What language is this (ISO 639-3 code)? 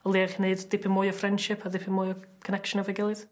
cym